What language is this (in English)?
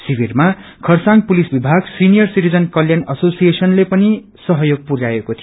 Nepali